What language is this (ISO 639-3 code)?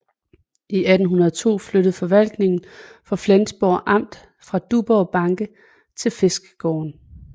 dan